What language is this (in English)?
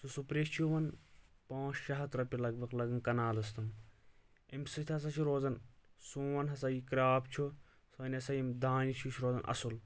Kashmiri